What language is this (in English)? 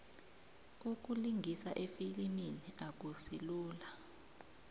South Ndebele